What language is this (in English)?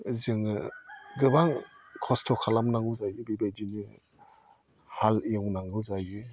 Bodo